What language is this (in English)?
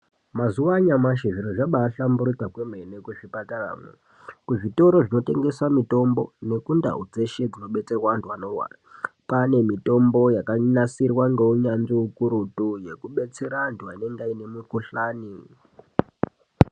Ndau